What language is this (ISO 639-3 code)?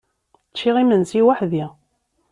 kab